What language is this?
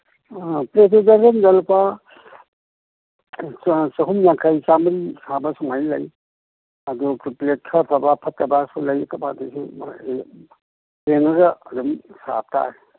Manipuri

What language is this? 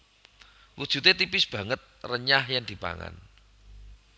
Javanese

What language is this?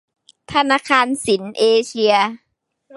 Thai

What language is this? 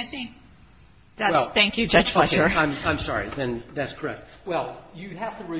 English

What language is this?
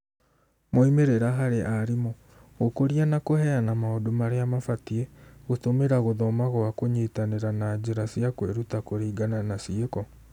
Kikuyu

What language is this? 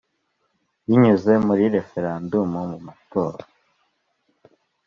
Kinyarwanda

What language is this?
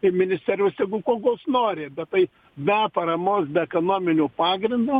Lithuanian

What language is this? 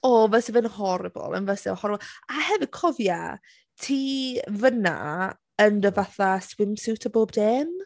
Welsh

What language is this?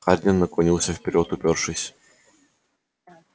Russian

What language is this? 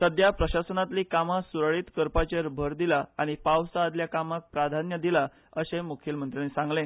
Konkani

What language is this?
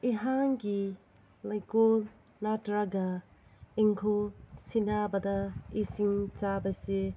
Manipuri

